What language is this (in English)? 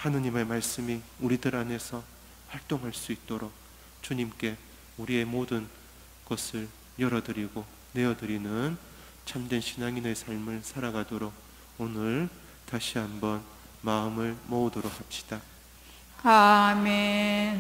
Korean